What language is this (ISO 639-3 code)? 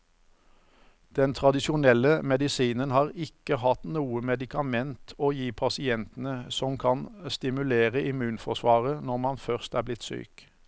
nor